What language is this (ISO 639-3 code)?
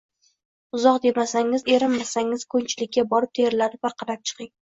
uzb